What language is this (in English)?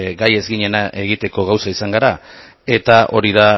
Basque